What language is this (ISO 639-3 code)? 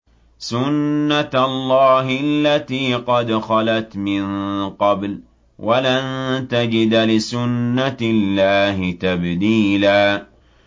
ara